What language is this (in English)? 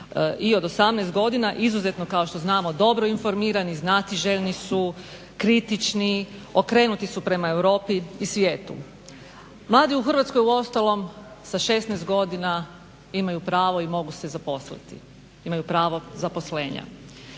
Croatian